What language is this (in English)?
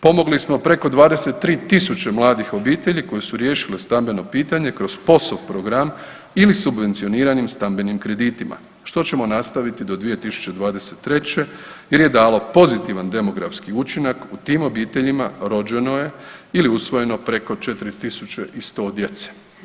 Croatian